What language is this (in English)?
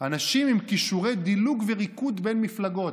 Hebrew